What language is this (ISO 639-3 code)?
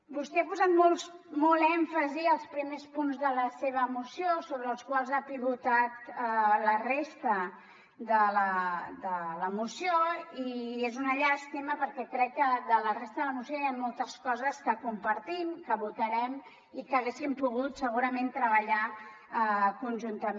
cat